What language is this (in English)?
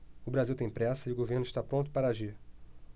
Portuguese